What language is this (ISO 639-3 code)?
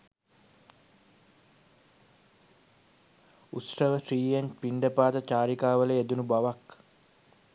sin